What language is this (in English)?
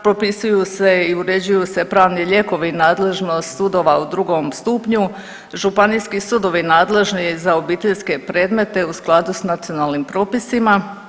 Croatian